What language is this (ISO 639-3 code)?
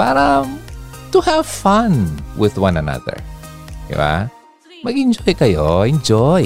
fil